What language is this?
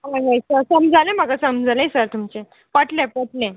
Konkani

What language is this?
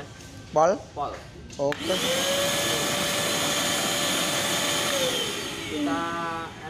Indonesian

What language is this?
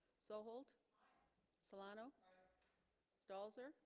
English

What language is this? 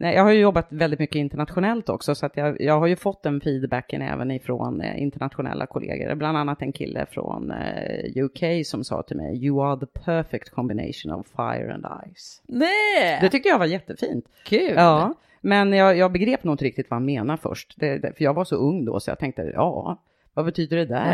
Swedish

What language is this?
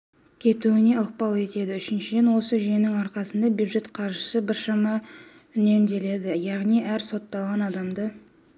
Kazakh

